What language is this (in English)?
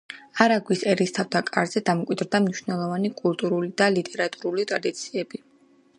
Georgian